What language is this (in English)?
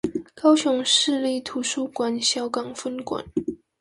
Chinese